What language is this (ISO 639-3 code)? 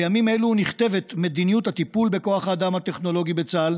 heb